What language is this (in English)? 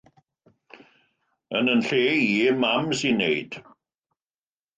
Welsh